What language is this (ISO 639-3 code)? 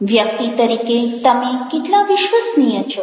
guj